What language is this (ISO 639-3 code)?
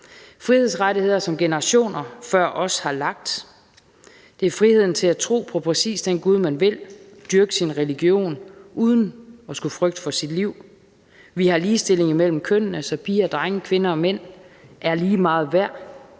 dan